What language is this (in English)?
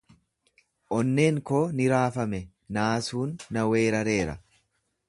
Oromo